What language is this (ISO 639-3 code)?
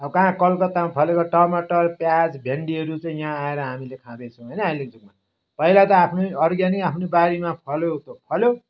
nep